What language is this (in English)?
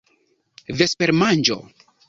Esperanto